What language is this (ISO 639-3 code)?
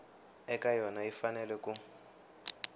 tso